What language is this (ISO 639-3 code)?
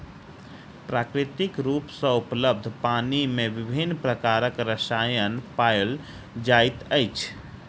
mai